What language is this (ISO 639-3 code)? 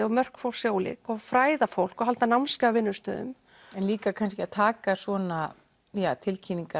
isl